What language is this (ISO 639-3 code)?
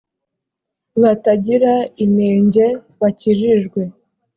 kin